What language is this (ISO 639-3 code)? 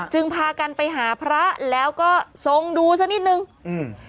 tha